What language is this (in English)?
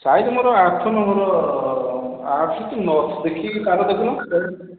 Odia